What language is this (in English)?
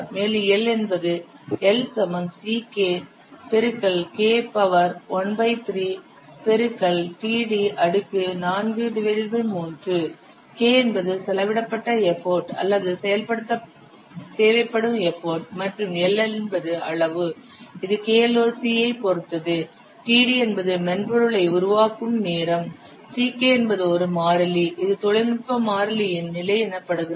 Tamil